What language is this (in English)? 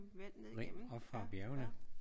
Danish